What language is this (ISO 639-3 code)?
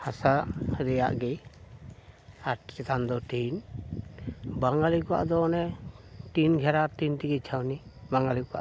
sat